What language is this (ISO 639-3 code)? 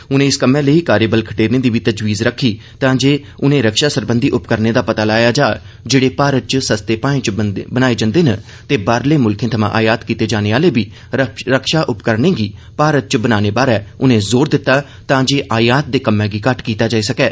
doi